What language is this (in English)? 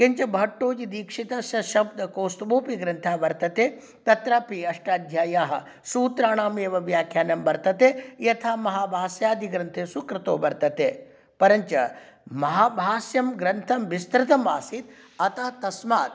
Sanskrit